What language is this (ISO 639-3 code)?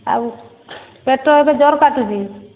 ori